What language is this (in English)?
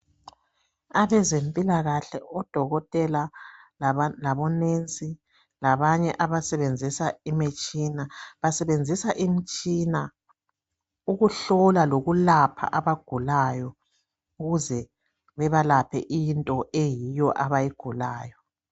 North Ndebele